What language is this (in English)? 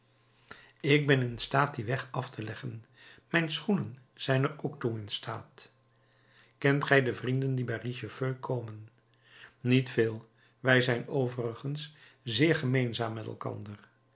Dutch